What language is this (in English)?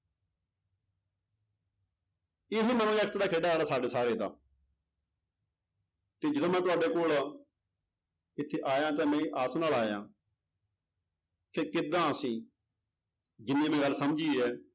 Punjabi